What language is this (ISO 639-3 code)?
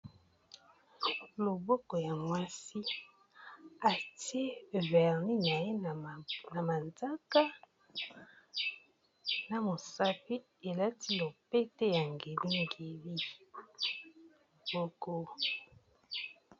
lin